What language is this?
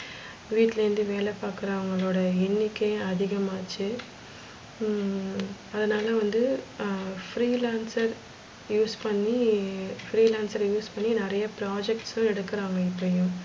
Tamil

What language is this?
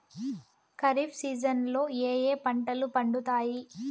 Telugu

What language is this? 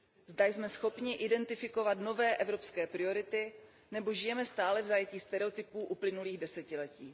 Czech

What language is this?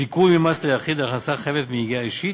Hebrew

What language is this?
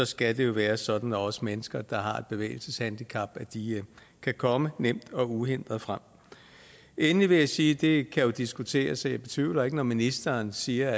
Danish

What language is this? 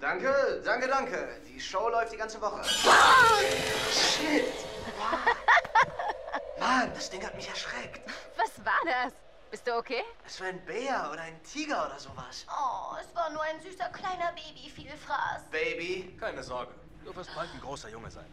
German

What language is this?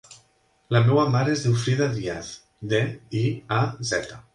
Catalan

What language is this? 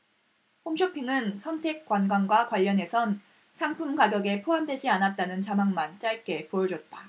Korean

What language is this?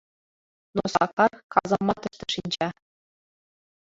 Mari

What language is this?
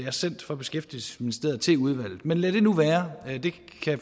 Danish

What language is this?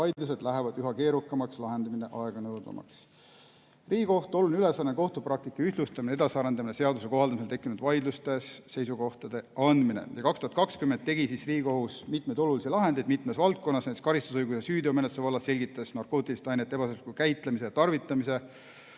Estonian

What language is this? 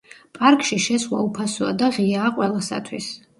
Georgian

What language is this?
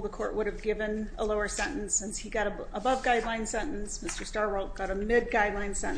English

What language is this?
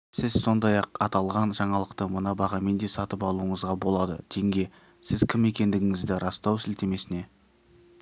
Kazakh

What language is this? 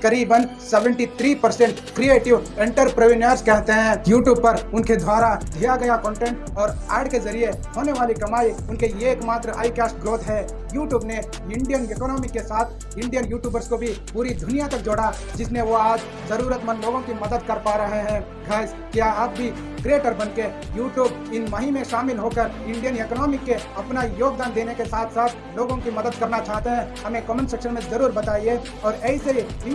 Hindi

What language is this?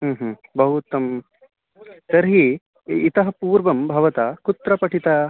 Sanskrit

